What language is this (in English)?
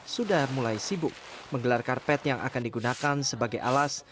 Indonesian